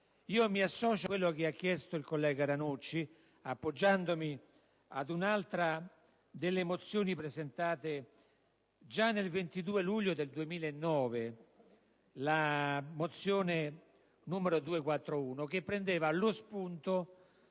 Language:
Italian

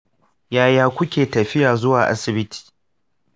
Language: Hausa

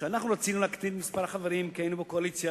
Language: Hebrew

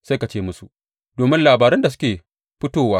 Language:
Hausa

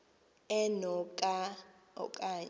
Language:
Xhosa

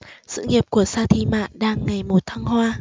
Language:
Vietnamese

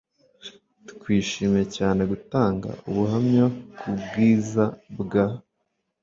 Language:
Kinyarwanda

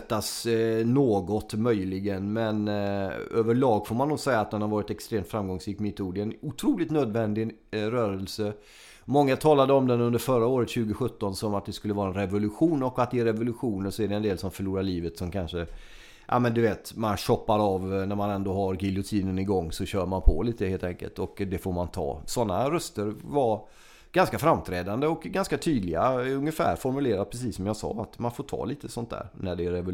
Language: Swedish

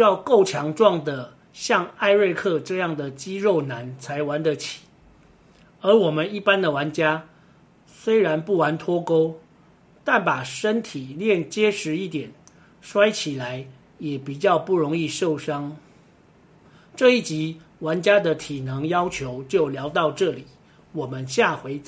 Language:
Chinese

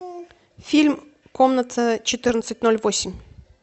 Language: Russian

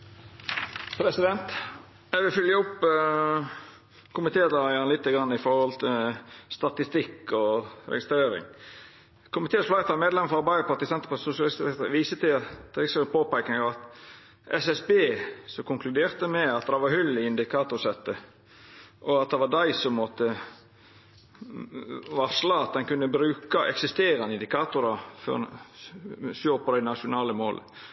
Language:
Norwegian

